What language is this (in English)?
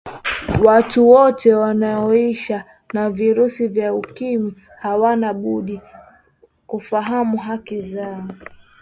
Swahili